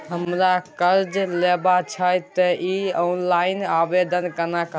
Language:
Maithili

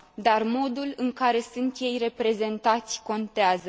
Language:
Romanian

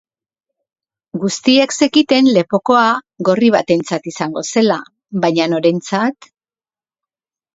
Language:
Basque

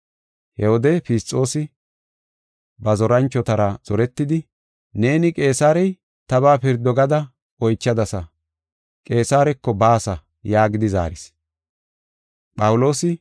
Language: Gofa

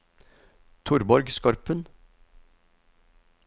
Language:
Norwegian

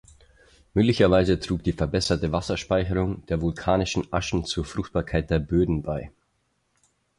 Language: German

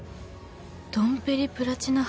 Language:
Japanese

